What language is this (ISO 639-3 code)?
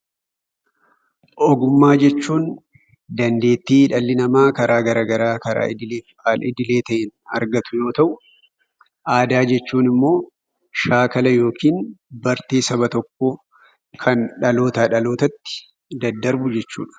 orm